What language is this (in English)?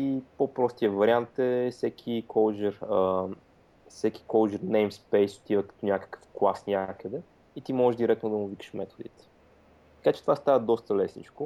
Bulgarian